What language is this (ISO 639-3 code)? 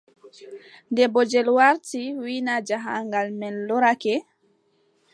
fub